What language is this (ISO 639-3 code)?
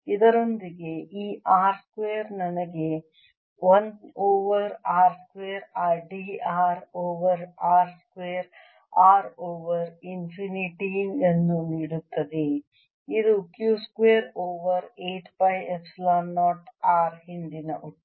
kan